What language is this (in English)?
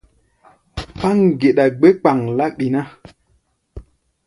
Gbaya